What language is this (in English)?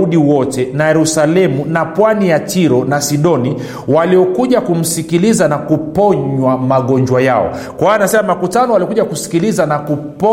Swahili